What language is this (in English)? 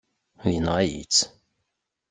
Kabyle